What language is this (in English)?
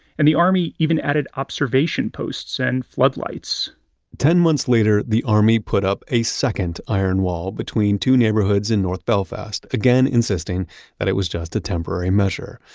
English